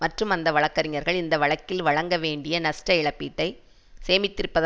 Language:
Tamil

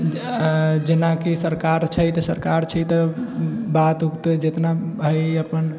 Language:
Maithili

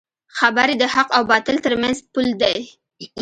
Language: Pashto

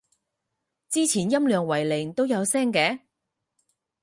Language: Cantonese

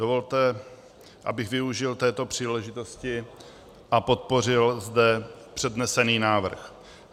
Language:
Czech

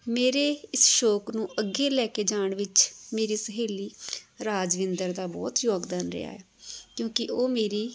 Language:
Punjabi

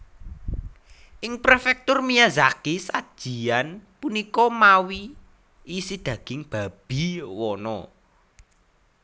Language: Javanese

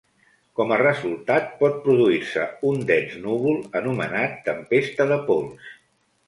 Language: Catalan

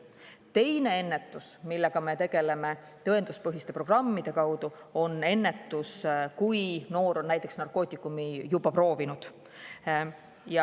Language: Estonian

